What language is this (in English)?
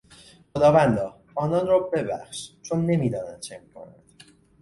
Persian